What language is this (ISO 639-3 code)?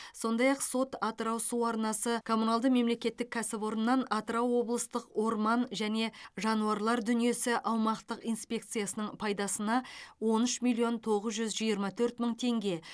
kaz